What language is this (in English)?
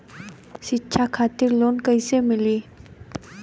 Bhojpuri